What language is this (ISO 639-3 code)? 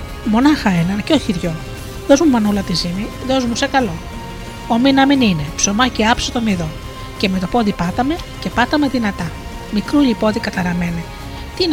ell